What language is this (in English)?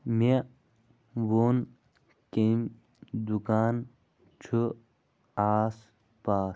Kashmiri